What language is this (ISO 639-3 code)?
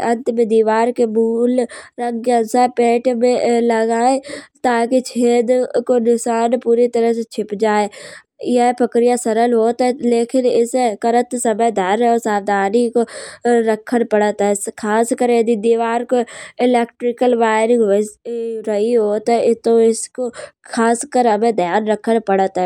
bjj